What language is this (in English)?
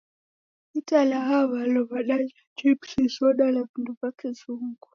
Taita